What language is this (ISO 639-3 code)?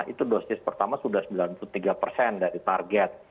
ind